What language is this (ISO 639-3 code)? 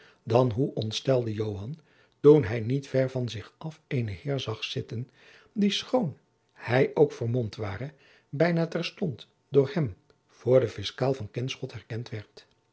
nld